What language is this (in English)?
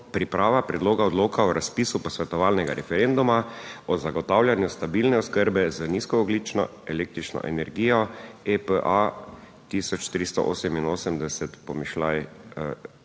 Slovenian